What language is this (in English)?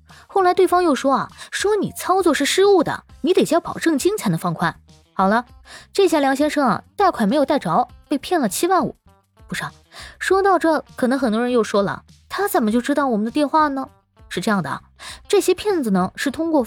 Chinese